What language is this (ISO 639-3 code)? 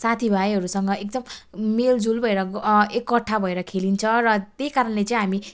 nep